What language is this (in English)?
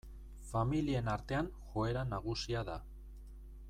Basque